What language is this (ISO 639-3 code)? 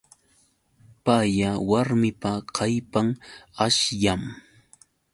qux